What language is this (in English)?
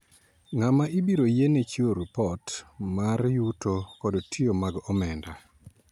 Luo (Kenya and Tanzania)